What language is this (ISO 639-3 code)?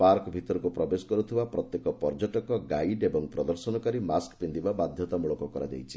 ori